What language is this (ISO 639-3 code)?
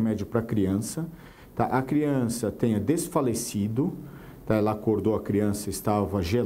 por